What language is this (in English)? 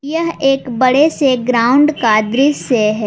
Hindi